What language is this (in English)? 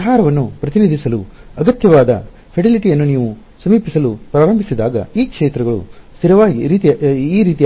Kannada